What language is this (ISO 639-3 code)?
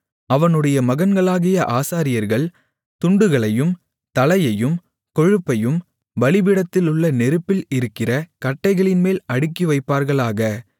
tam